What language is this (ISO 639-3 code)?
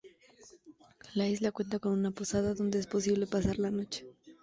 spa